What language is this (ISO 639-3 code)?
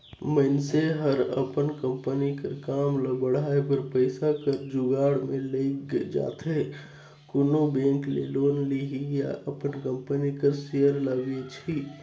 hne